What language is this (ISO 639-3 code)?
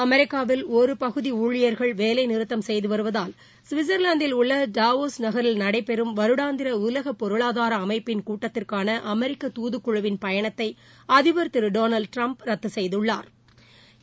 tam